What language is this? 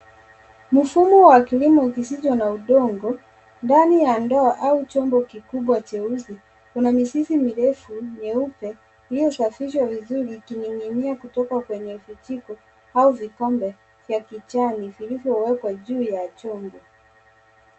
Swahili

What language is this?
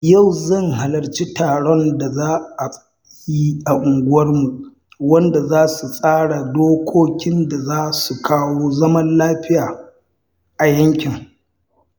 Hausa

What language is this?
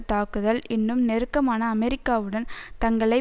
Tamil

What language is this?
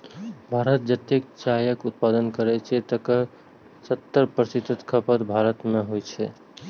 Maithili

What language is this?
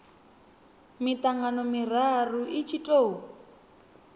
Venda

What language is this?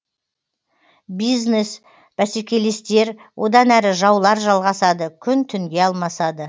Kazakh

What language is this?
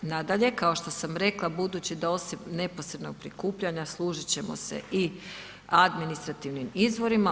Croatian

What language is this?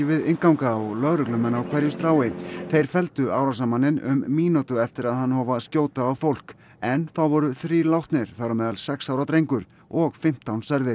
Icelandic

